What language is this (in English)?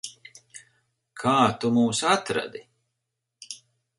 Latvian